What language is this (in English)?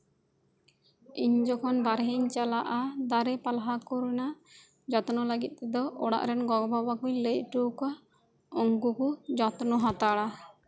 Santali